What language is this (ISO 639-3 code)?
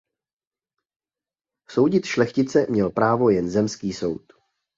ces